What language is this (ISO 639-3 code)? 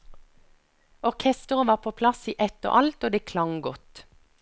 nor